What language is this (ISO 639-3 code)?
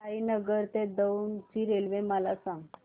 mar